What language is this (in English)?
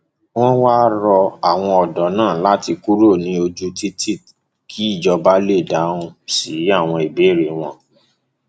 Yoruba